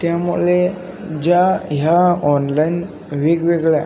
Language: Marathi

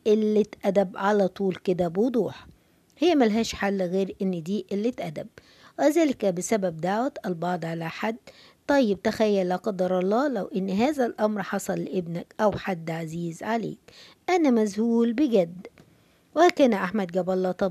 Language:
Arabic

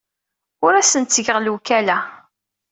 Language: Kabyle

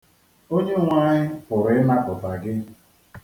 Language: Igbo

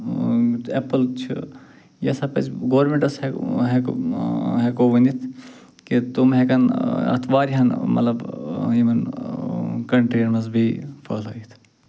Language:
Kashmiri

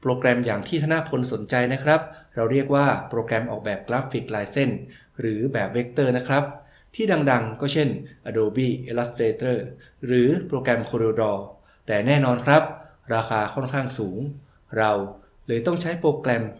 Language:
Thai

